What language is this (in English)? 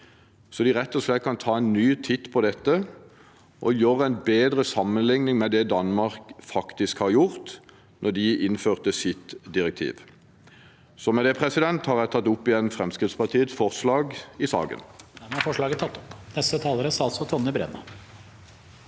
Norwegian